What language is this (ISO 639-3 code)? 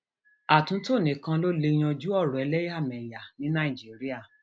yor